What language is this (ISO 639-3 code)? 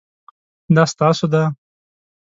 pus